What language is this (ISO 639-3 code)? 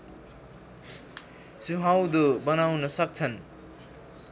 nep